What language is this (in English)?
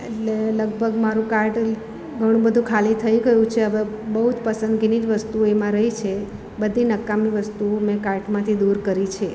Gujarati